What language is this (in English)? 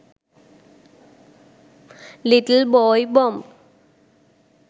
Sinhala